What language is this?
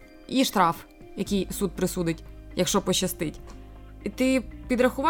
Ukrainian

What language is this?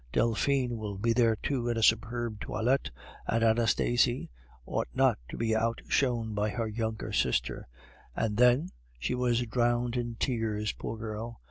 English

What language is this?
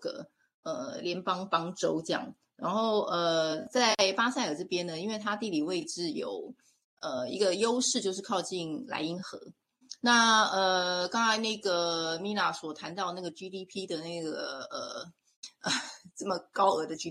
Chinese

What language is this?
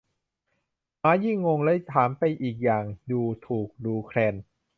Thai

